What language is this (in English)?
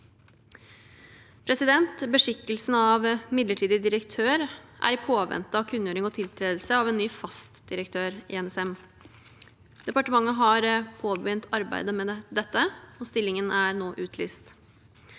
Norwegian